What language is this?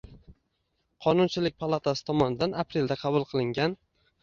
Uzbek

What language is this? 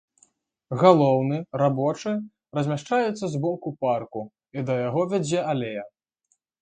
Belarusian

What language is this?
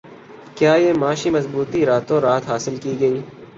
Urdu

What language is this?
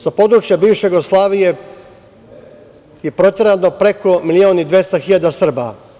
Serbian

